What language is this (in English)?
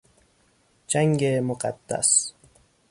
Persian